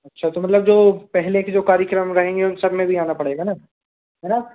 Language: Hindi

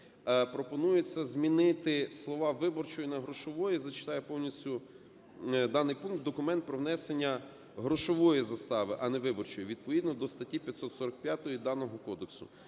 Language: Ukrainian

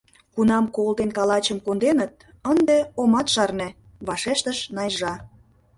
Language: Mari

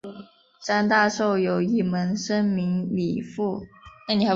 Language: Chinese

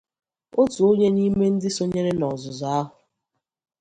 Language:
Igbo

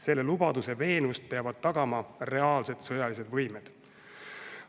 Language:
Estonian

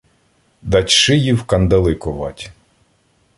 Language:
Ukrainian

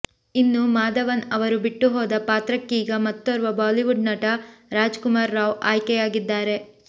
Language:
Kannada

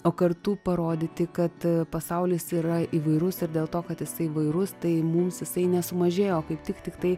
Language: Lithuanian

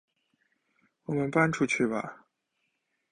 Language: Chinese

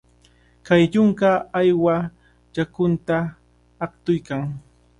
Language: Cajatambo North Lima Quechua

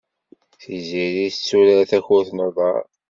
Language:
Kabyle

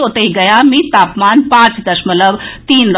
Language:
Maithili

